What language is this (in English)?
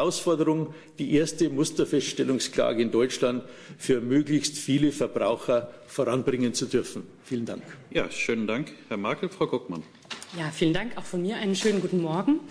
German